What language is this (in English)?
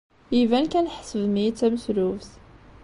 Kabyle